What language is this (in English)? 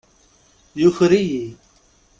Kabyle